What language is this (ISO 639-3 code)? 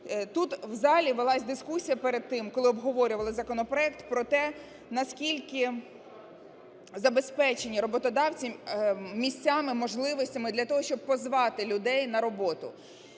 ukr